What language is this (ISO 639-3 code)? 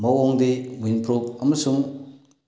mni